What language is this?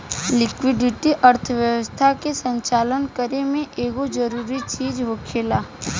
Bhojpuri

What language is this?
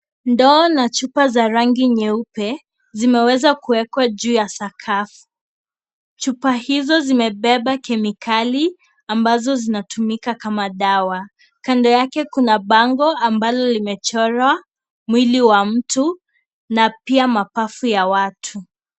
Swahili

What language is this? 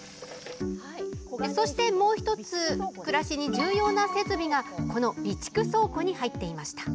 Japanese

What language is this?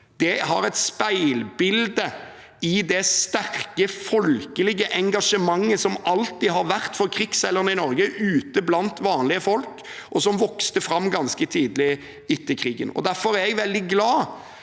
Norwegian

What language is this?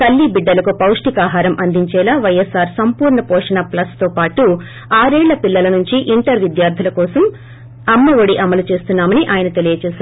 Telugu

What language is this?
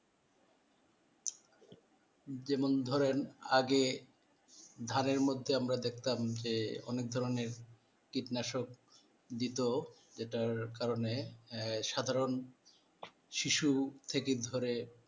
Bangla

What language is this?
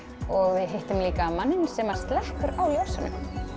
Icelandic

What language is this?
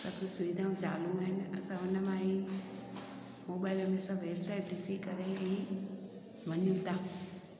Sindhi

